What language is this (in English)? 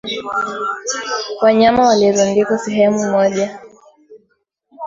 Swahili